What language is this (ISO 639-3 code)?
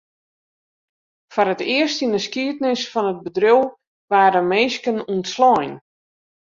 fry